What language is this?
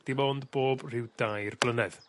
Welsh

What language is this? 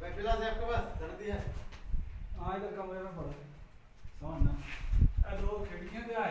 Urdu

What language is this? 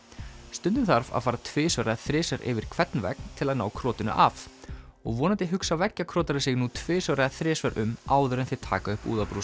Icelandic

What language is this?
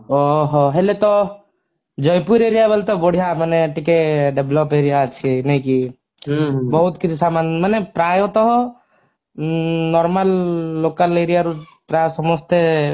Odia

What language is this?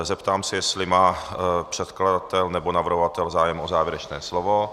Czech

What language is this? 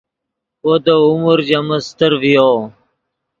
Yidgha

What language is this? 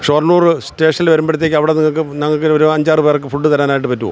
Malayalam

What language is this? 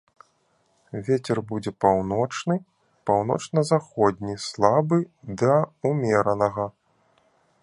Belarusian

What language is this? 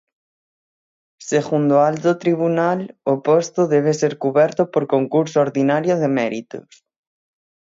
Galician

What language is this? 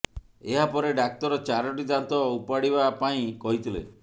Odia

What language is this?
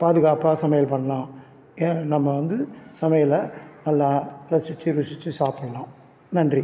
Tamil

